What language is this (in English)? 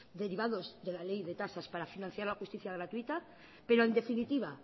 Spanish